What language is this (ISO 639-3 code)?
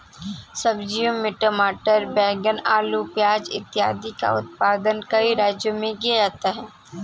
hin